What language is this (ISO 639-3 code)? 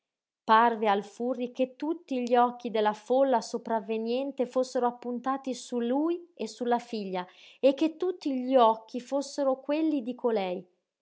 ita